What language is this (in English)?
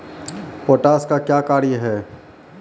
Maithili